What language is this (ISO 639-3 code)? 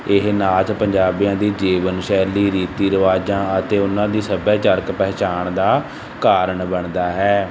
pan